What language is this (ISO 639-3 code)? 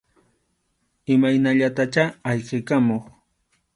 qxu